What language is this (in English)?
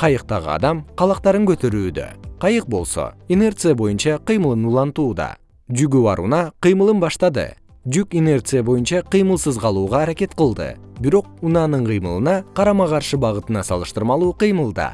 Kyrgyz